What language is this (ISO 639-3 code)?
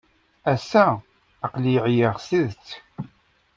kab